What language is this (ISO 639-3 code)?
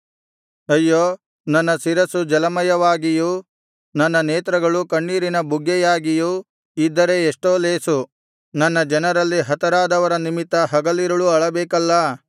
kan